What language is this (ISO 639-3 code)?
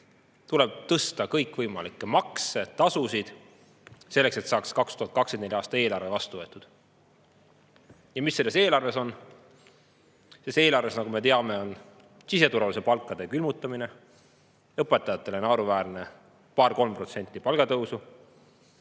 est